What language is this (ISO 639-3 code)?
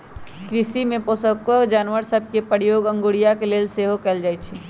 mag